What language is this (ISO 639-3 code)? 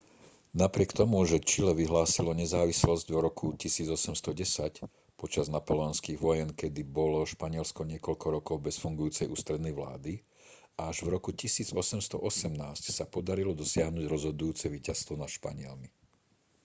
slk